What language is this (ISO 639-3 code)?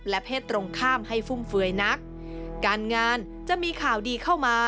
tha